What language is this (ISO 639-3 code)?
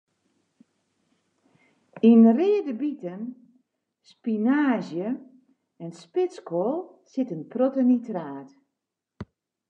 fry